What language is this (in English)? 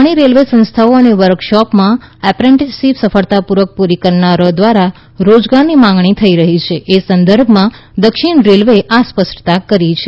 Gujarati